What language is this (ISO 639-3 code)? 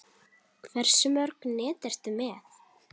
isl